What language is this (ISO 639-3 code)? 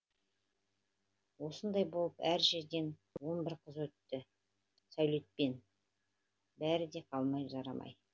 kaz